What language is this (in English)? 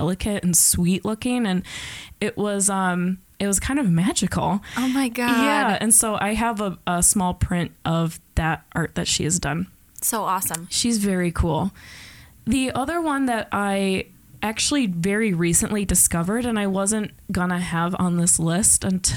English